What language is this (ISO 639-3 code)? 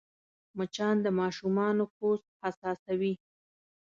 pus